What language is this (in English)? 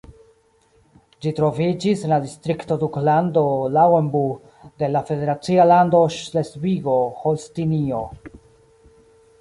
Esperanto